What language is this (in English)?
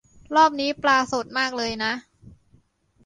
Thai